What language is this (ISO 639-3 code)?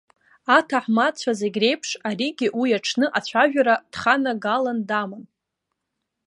abk